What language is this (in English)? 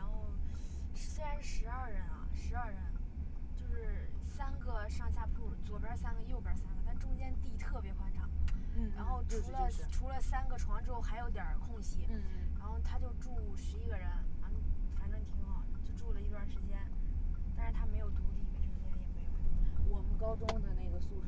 Chinese